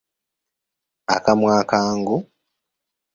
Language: Ganda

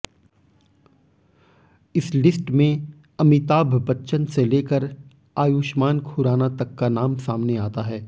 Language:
Hindi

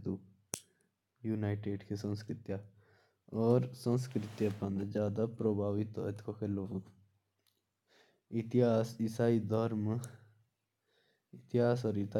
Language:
Jaunsari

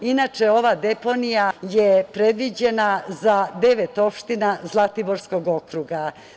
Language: Serbian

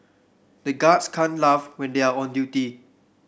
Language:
English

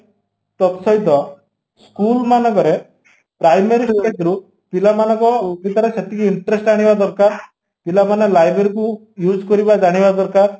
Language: Odia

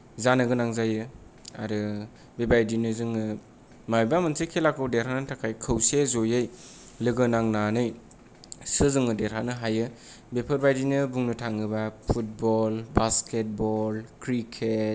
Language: Bodo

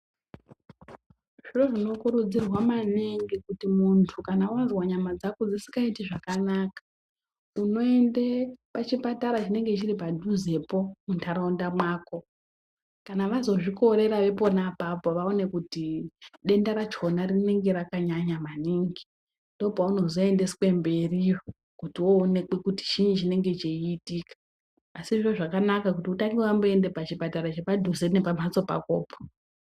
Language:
Ndau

